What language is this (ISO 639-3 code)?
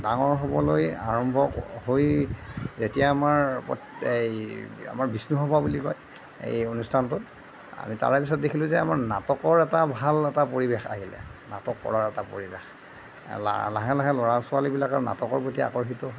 asm